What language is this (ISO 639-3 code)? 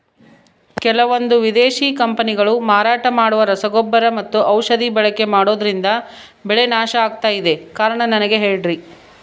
kan